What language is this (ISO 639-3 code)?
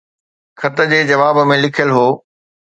snd